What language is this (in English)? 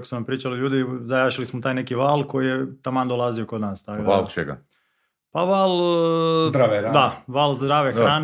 Croatian